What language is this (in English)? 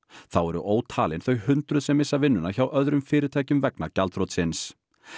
Icelandic